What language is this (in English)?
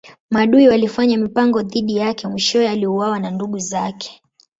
Swahili